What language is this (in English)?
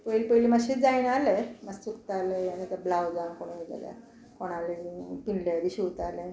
Konkani